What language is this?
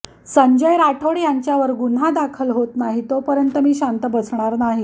Marathi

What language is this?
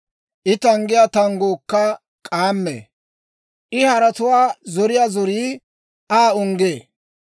Dawro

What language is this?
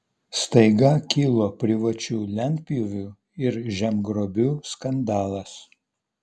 Lithuanian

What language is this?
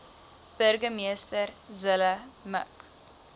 Afrikaans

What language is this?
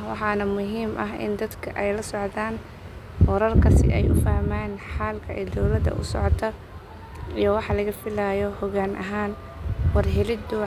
Somali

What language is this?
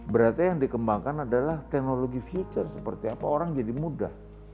Indonesian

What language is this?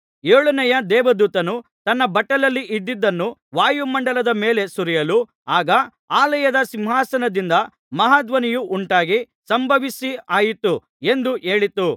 Kannada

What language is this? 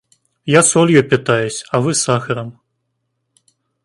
Russian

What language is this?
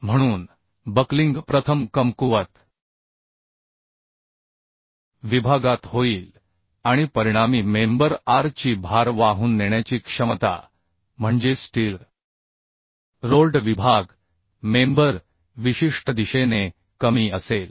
Marathi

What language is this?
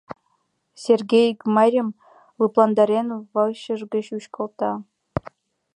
Mari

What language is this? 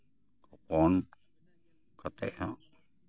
Santali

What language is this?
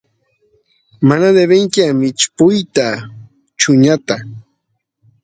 Santiago del Estero Quichua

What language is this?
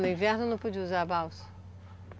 Portuguese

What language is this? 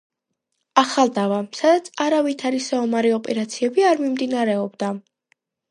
Georgian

